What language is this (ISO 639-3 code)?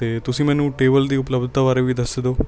pan